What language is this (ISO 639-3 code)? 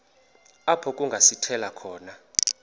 xho